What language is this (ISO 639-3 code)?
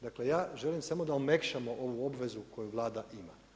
hrv